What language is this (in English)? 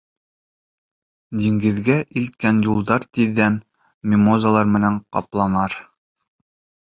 Bashkir